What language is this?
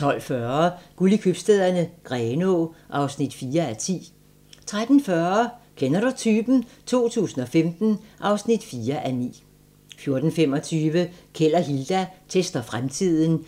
Danish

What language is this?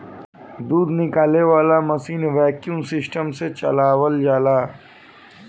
Bhojpuri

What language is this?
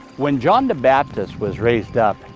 English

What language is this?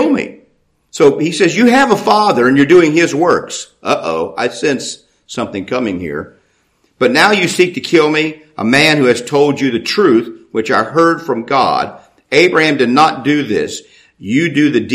English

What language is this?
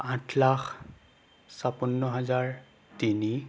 Assamese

